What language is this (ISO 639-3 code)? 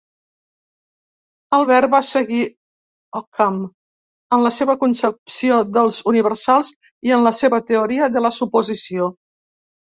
cat